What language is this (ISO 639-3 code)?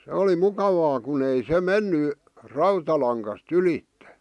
fin